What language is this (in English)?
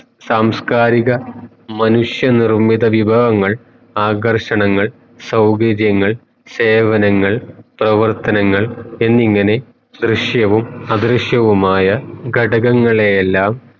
Malayalam